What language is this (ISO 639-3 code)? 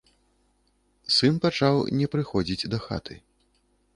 bel